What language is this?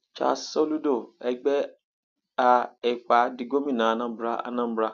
Yoruba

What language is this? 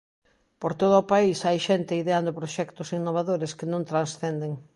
Galician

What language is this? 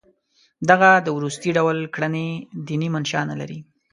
Pashto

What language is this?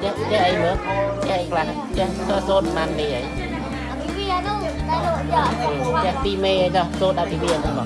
Indonesian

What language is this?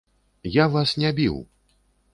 Belarusian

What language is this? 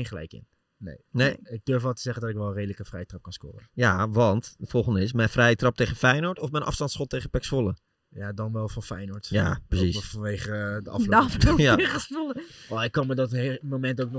Dutch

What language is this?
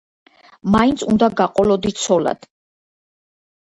Georgian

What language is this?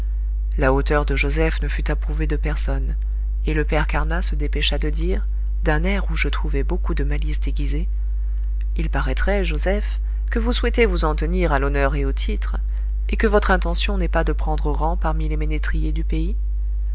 French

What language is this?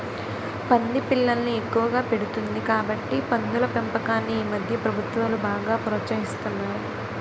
Telugu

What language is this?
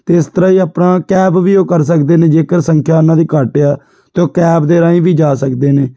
Punjabi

